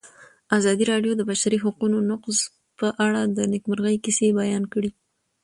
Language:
Pashto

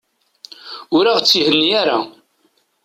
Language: Kabyle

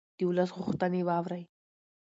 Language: Pashto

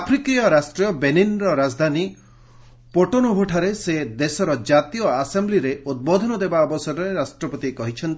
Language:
Odia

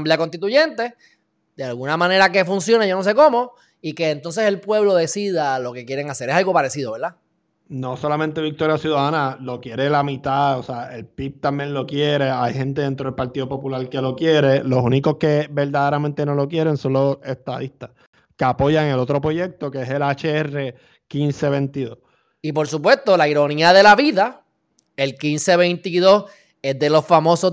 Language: Spanish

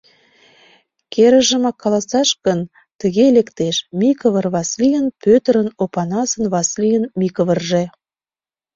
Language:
Mari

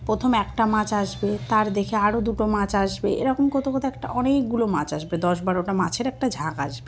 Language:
Bangla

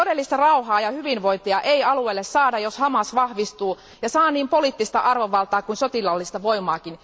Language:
Finnish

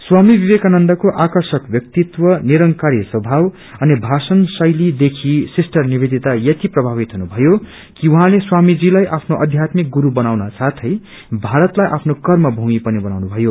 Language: Nepali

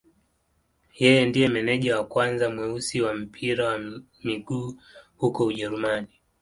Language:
Swahili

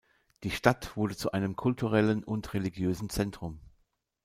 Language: German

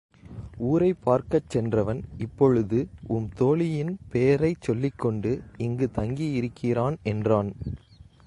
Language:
Tamil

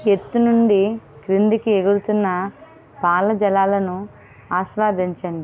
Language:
Telugu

